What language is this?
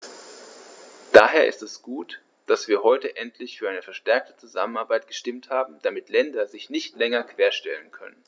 German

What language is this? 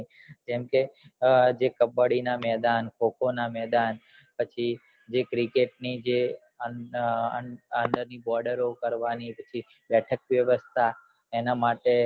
Gujarati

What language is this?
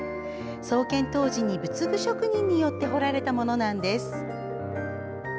Japanese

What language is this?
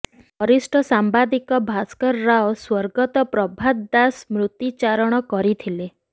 Odia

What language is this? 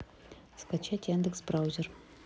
Russian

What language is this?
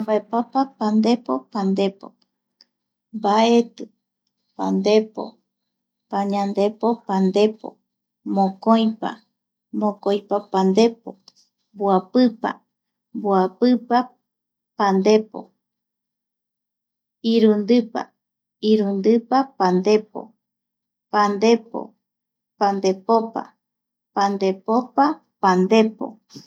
Eastern Bolivian Guaraní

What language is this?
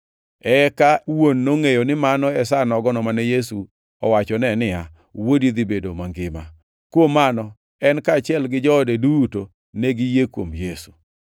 Luo (Kenya and Tanzania)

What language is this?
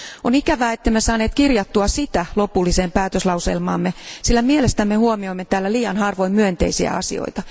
Finnish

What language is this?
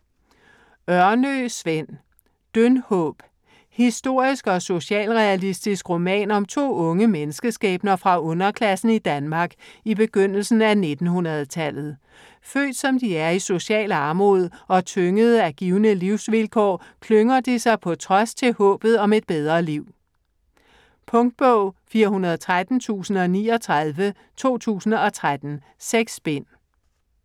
Danish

